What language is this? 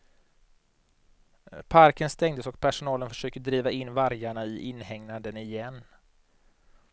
Swedish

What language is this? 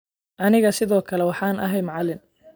Somali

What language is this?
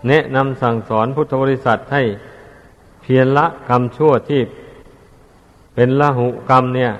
Thai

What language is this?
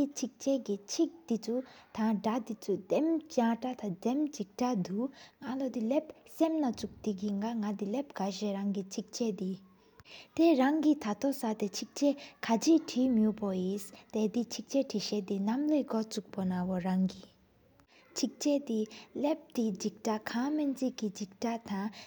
Sikkimese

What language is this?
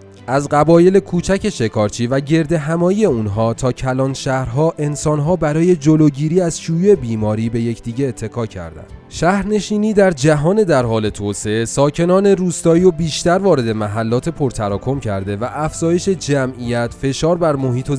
Persian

